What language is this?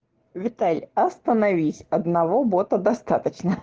Russian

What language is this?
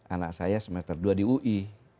Indonesian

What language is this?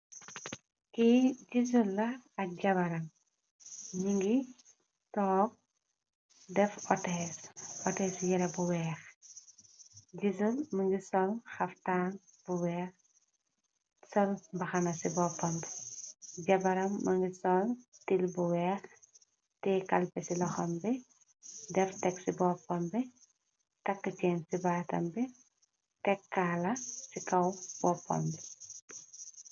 Wolof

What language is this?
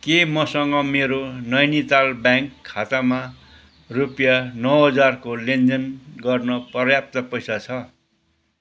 Nepali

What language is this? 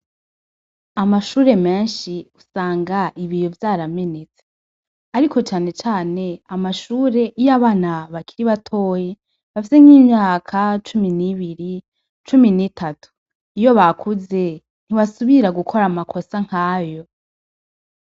Rundi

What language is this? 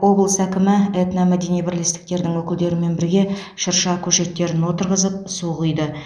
Kazakh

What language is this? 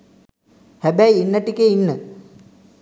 Sinhala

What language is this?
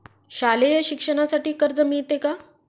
Marathi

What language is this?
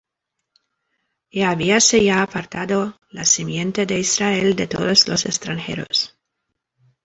Spanish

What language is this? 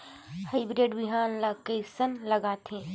Chhattisgarhi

